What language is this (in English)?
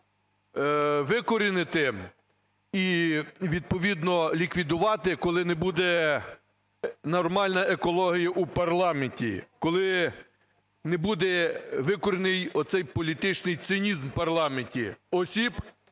Ukrainian